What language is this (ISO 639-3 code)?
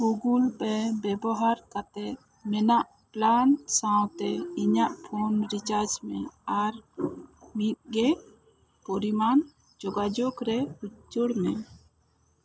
sat